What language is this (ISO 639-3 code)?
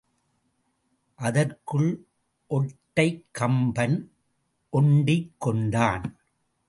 tam